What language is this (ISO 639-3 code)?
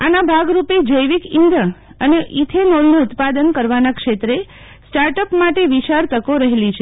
guj